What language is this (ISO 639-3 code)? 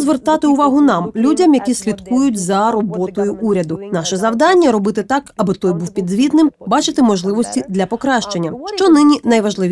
ukr